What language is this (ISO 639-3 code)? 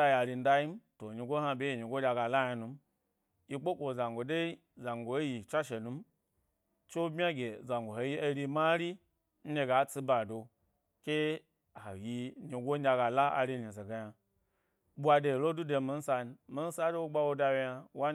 gby